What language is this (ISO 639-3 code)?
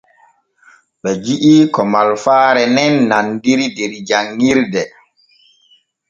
fue